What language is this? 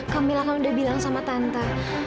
Indonesian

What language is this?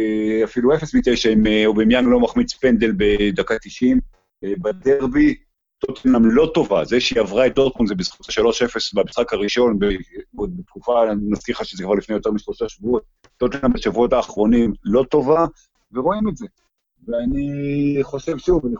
Hebrew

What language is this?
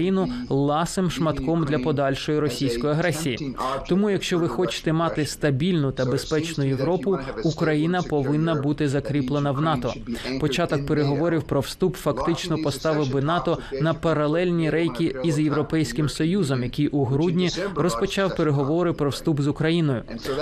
Ukrainian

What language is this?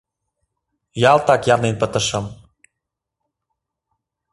Mari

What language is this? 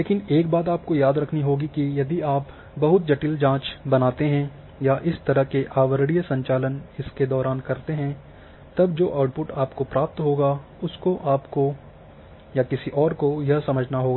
Hindi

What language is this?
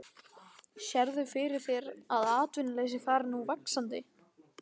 Icelandic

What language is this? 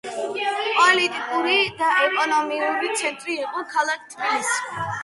Georgian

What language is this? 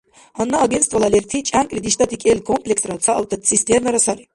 Dargwa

